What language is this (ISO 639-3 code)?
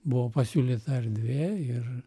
lit